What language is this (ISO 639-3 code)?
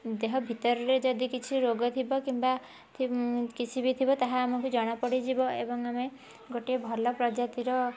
ori